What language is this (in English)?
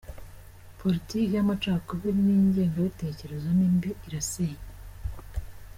Kinyarwanda